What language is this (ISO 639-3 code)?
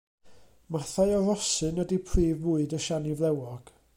cym